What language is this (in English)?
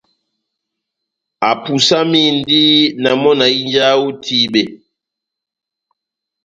Batanga